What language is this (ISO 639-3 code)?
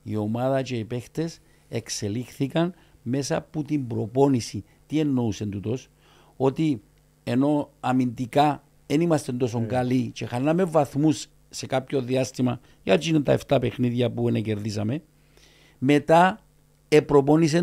ell